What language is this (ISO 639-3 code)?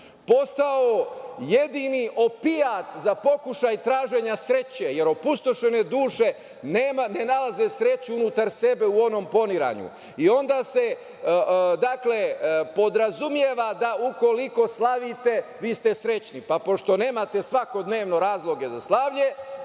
srp